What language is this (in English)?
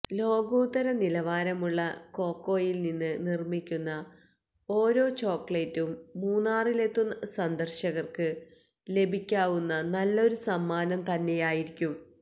Malayalam